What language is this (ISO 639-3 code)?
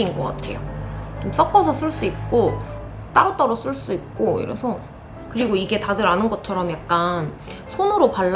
kor